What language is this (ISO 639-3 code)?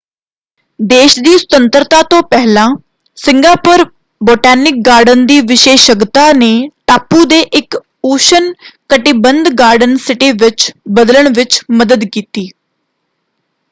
pan